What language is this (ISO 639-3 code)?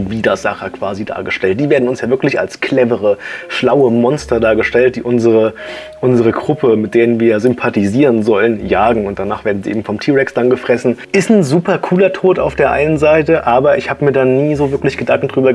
deu